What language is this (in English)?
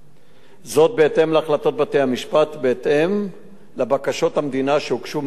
Hebrew